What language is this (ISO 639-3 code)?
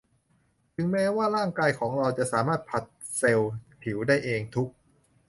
tha